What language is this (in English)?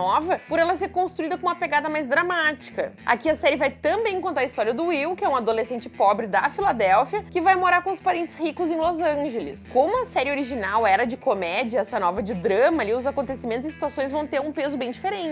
Portuguese